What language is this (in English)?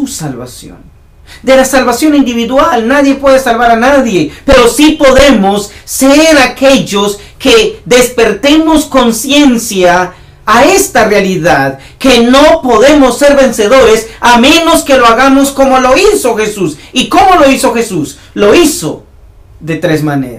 Spanish